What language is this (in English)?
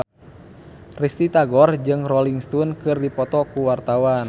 Sundanese